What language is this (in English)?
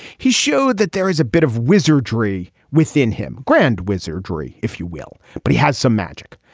English